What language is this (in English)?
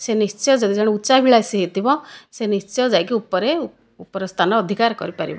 Odia